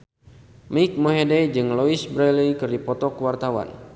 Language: Sundanese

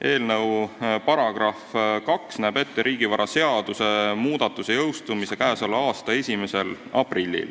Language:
Estonian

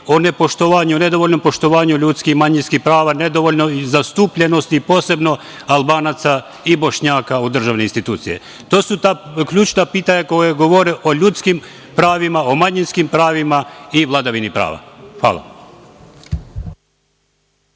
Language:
Serbian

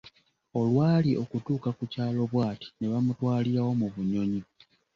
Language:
Ganda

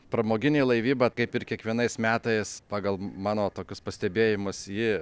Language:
Lithuanian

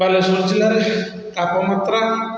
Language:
Odia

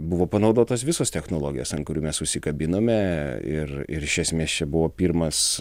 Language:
Lithuanian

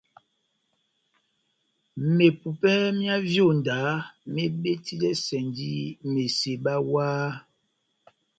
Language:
Batanga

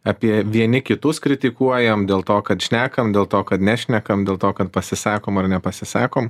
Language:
Lithuanian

